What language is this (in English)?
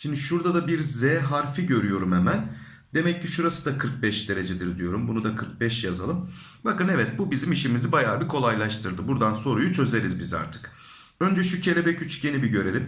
Turkish